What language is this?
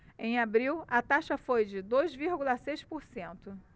Portuguese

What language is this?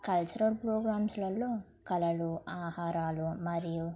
Telugu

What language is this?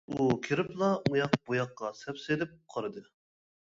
Uyghur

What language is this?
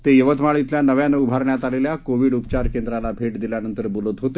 Marathi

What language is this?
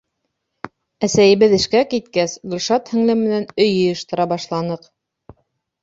Bashkir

